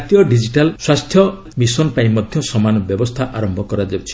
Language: Odia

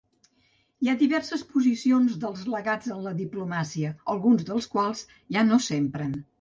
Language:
Catalan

